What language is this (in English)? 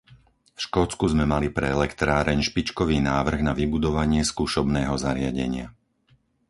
Slovak